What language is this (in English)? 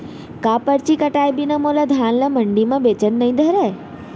Chhattisgarhi